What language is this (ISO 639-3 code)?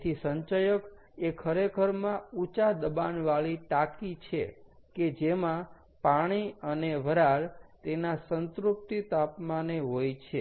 guj